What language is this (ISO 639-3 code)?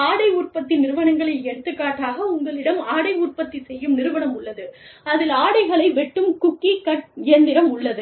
tam